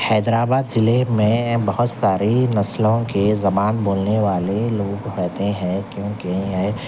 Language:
Urdu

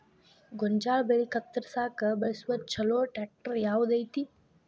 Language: Kannada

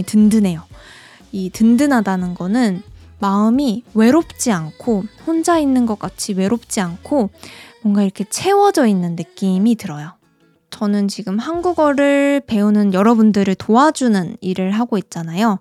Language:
Korean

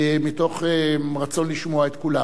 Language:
Hebrew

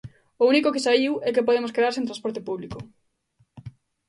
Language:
Galician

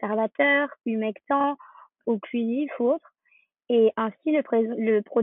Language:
French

